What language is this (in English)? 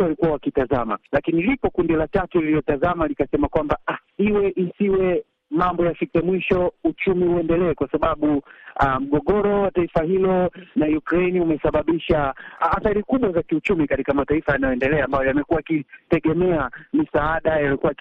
Swahili